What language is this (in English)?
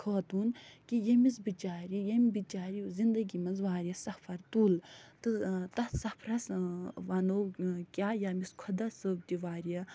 Kashmiri